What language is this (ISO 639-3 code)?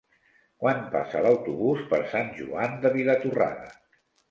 cat